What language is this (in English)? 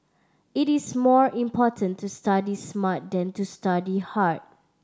English